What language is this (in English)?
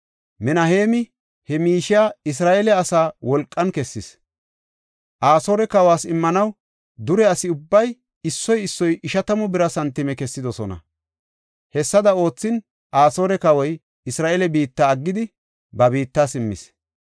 Gofa